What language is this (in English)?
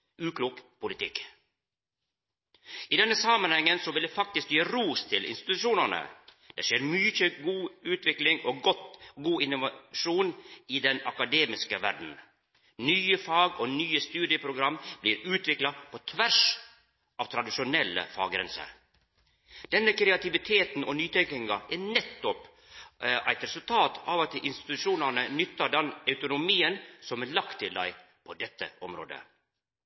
Norwegian Nynorsk